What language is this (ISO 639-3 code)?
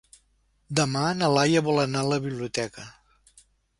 cat